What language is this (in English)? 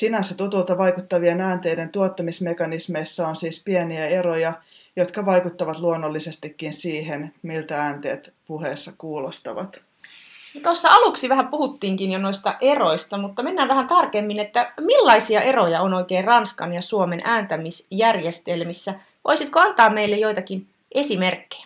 Finnish